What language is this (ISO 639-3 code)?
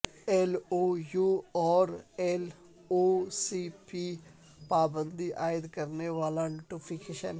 urd